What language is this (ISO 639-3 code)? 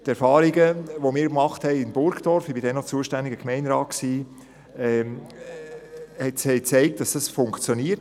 gsw